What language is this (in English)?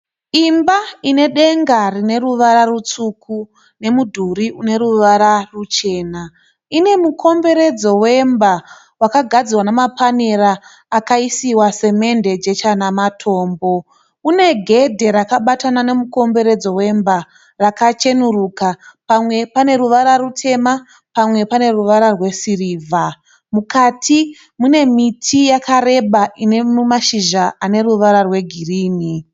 Shona